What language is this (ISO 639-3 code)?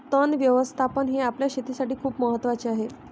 mar